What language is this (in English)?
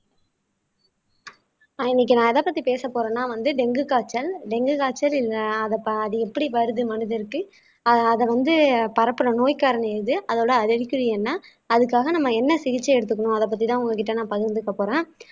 Tamil